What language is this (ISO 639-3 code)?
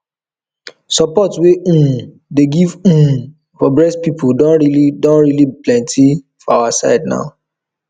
pcm